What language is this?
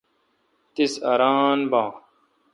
Kalkoti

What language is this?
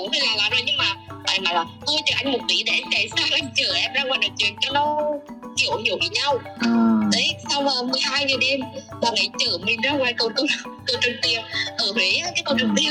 Vietnamese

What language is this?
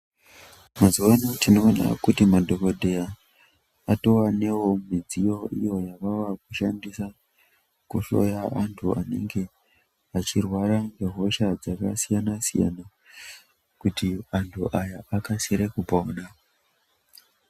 Ndau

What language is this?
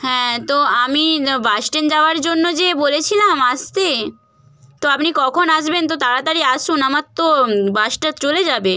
Bangla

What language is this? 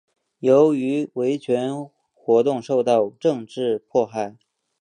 Chinese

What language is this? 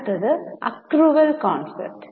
Malayalam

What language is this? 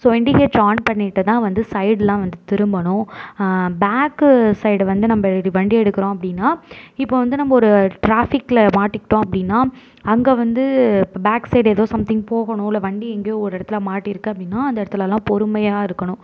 Tamil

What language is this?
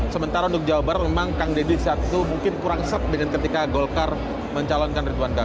Indonesian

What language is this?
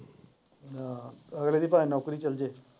Punjabi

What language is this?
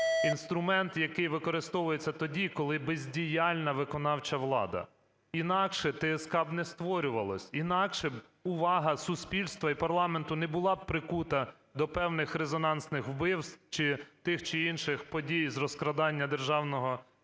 Ukrainian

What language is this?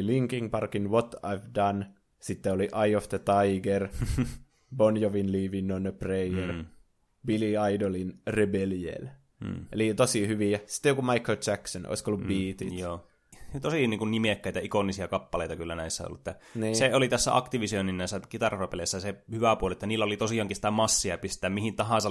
Finnish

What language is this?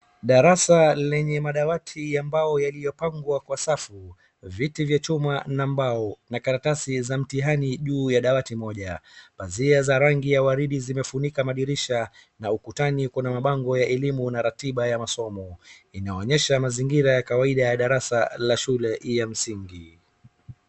Swahili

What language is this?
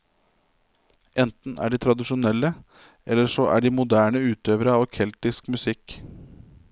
Norwegian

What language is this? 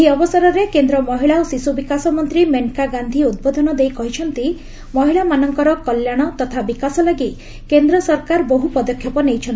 Odia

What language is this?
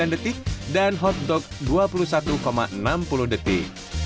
Indonesian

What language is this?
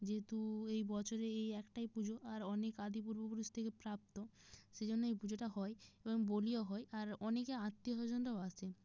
Bangla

